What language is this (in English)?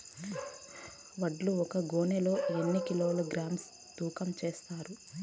Telugu